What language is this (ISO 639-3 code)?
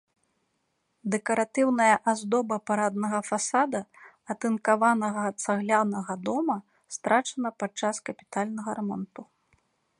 bel